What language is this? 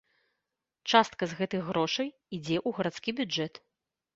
Belarusian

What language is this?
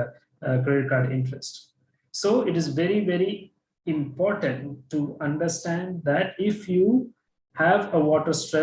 English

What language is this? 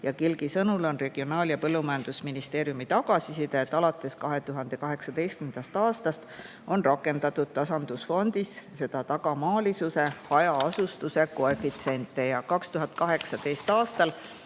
Estonian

